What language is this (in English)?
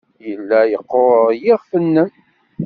Kabyle